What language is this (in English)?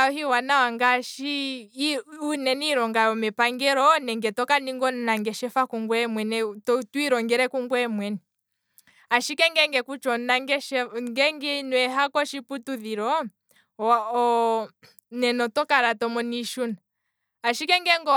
Kwambi